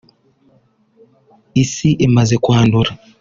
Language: Kinyarwanda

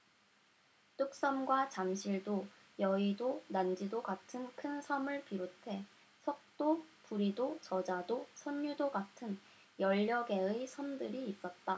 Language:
Korean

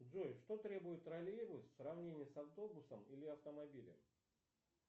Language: Russian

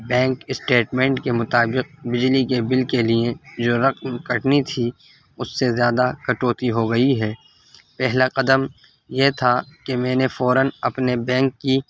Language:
Urdu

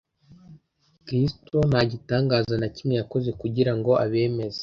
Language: Kinyarwanda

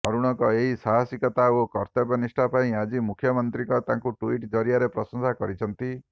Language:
Odia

